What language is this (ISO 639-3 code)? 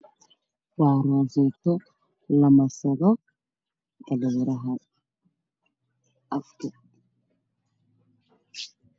som